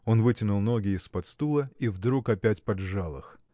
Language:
Russian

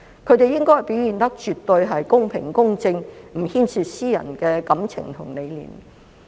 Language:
Cantonese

